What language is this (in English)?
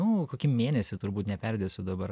Lithuanian